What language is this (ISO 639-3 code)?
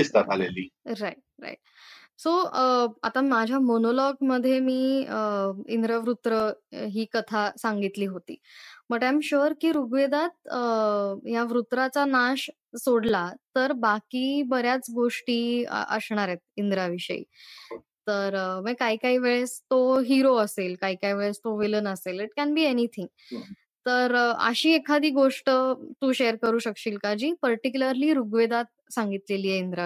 mar